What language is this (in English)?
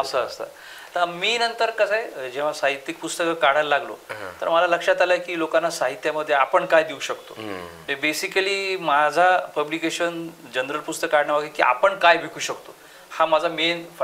Marathi